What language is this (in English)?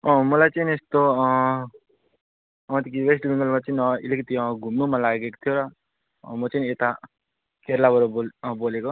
Nepali